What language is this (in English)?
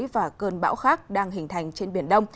Vietnamese